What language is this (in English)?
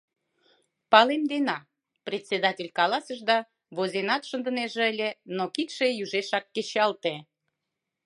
Mari